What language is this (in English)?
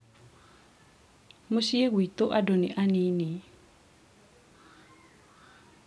Kikuyu